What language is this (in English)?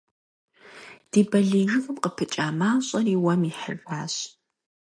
Kabardian